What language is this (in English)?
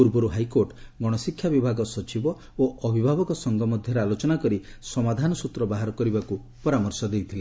Odia